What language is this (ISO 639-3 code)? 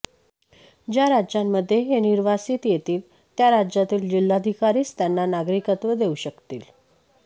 mar